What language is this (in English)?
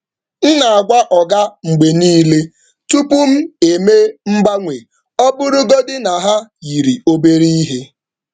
Igbo